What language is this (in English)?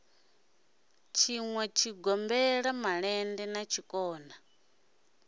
Venda